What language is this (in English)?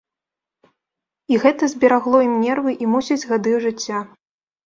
Belarusian